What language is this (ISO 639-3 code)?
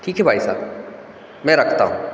hin